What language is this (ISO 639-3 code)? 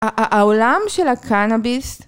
heb